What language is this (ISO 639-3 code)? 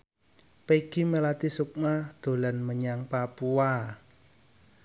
jav